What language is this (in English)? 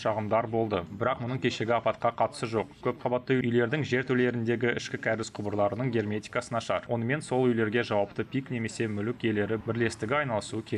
Russian